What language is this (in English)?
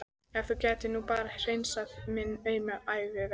Icelandic